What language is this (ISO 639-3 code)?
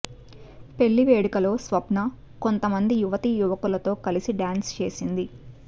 tel